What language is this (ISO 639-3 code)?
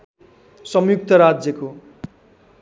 nep